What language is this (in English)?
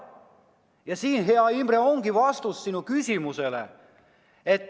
Estonian